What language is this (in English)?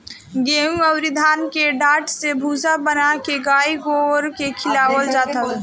Bhojpuri